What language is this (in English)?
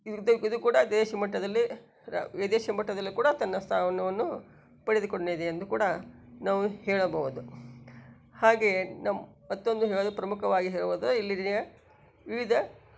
Kannada